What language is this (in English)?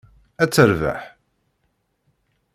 Kabyle